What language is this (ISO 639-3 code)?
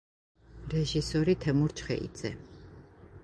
kat